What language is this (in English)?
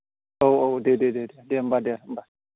Bodo